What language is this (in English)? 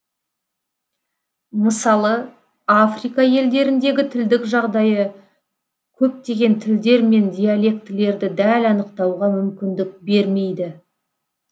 Kazakh